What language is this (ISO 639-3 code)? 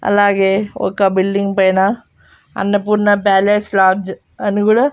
tel